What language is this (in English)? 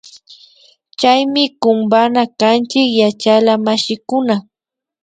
Imbabura Highland Quichua